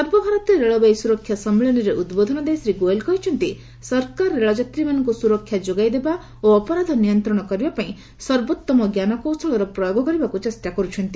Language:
Odia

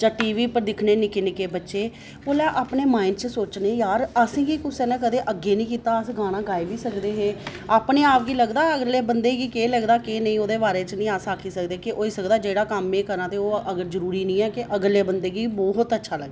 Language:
Dogri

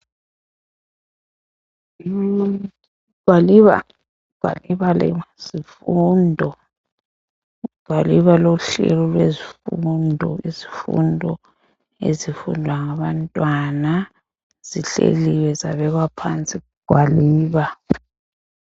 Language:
North Ndebele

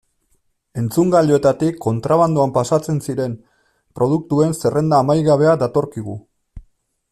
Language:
Basque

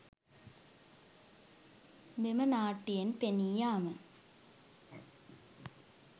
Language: Sinhala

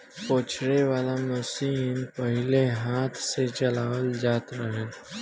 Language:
Bhojpuri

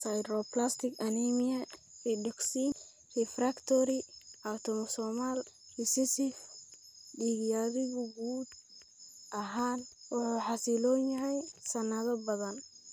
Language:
Somali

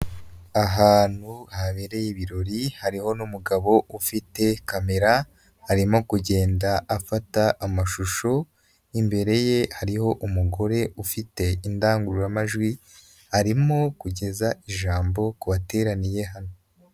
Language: Kinyarwanda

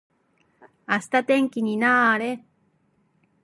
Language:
Japanese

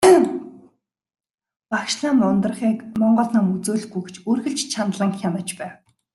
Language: Mongolian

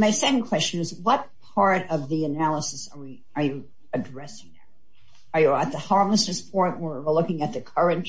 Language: English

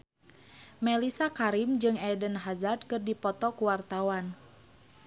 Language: Sundanese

